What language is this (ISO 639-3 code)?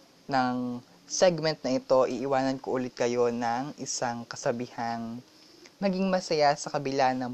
fil